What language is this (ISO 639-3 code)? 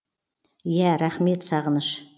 kaz